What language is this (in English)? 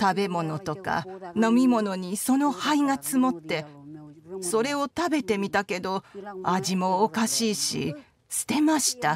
Japanese